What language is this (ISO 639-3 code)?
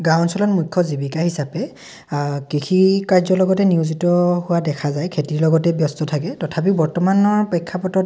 asm